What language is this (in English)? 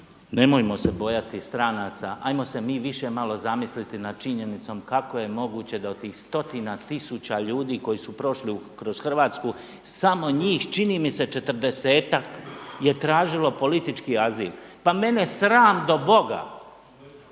Croatian